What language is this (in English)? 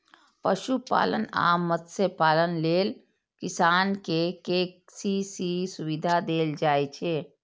Maithili